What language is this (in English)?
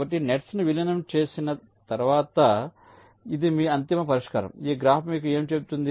Telugu